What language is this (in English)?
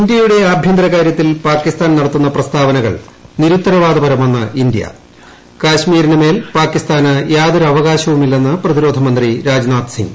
Malayalam